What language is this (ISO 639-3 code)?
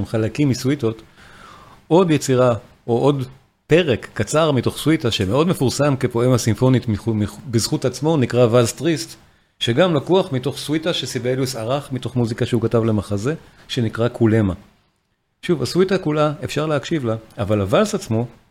heb